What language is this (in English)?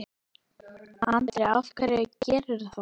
Icelandic